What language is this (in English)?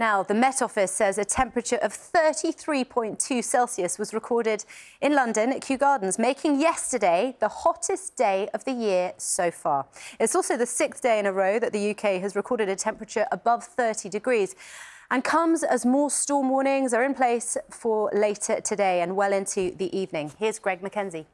English